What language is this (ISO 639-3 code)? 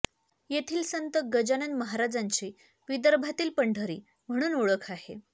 mar